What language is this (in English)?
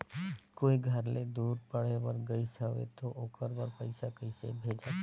Chhattisgarhi